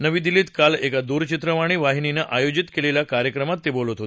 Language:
Marathi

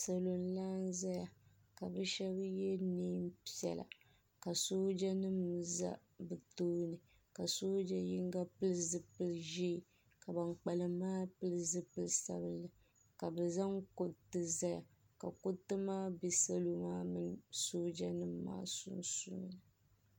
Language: Dagbani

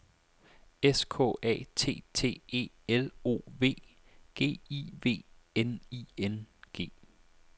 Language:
Danish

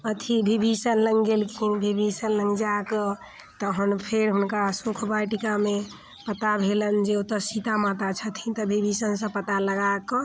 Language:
Maithili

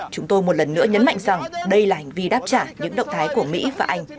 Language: Vietnamese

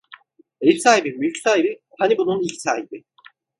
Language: Turkish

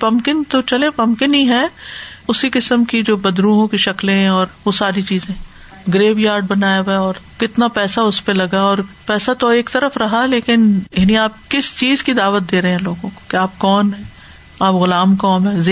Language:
Urdu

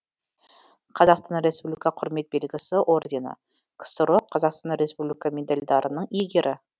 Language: Kazakh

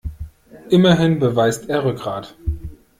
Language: German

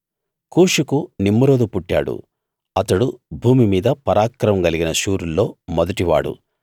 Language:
Telugu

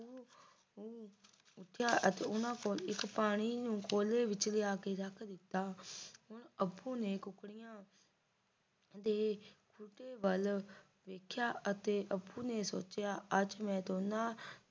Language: Punjabi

